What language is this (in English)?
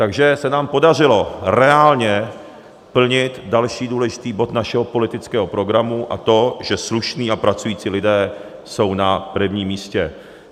Czech